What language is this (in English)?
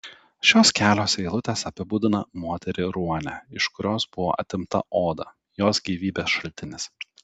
Lithuanian